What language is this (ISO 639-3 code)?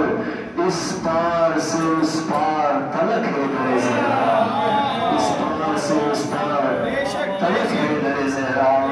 ara